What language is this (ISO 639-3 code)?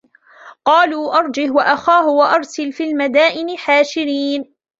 ara